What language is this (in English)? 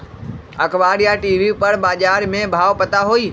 Magahi